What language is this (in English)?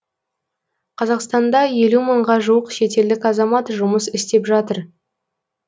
Kazakh